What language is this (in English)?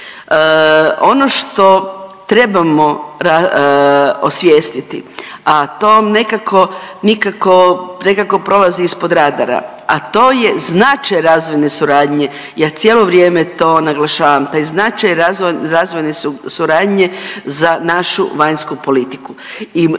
Croatian